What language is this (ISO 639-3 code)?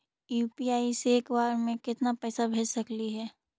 mag